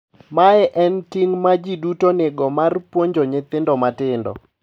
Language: Luo (Kenya and Tanzania)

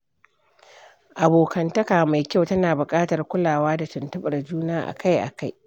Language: Hausa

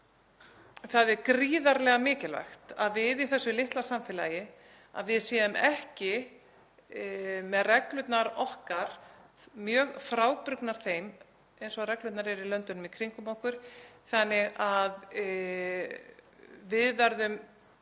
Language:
Icelandic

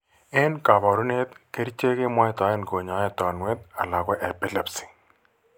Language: Kalenjin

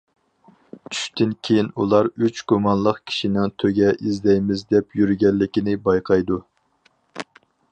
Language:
Uyghur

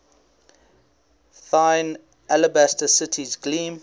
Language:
English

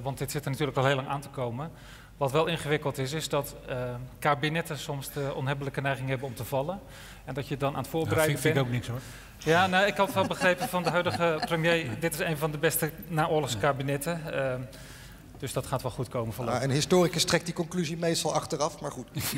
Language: Dutch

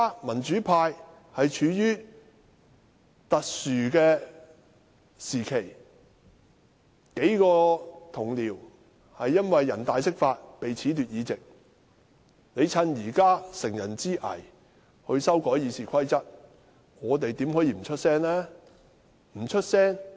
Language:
Cantonese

